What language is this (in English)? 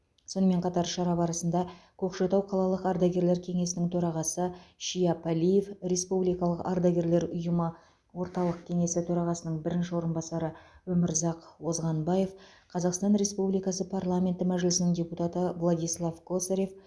Kazakh